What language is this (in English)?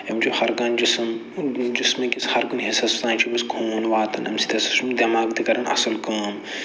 Kashmiri